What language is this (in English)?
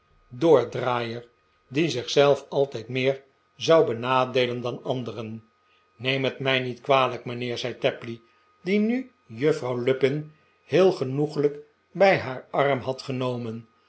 Dutch